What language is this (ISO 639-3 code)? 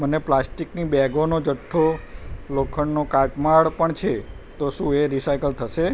guj